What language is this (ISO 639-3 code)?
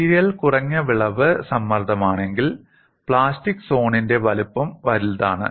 mal